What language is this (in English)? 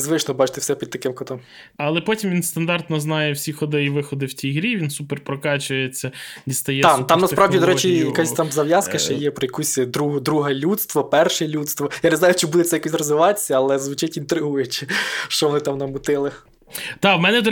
Ukrainian